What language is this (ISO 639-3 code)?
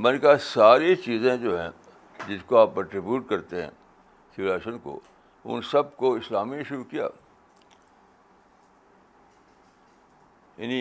urd